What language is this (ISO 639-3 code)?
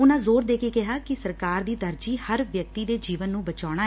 pan